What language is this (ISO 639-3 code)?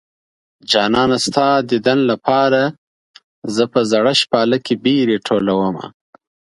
pus